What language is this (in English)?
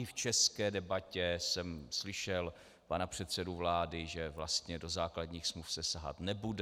Czech